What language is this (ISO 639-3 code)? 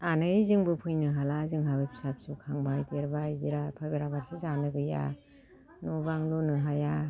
brx